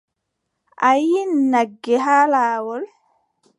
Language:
Adamawa Fulfulde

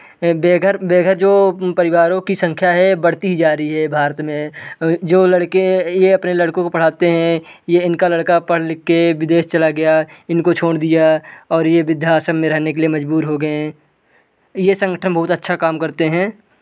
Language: Hindi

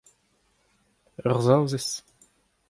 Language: Breton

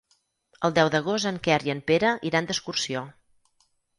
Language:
Catalan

